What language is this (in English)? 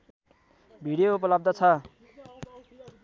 Nepali